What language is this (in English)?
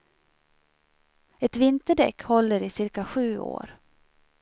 Swedish